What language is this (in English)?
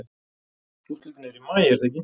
Icelandic